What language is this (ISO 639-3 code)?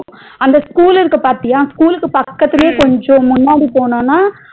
tam